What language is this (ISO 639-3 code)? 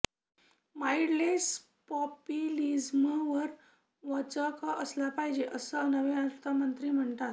mar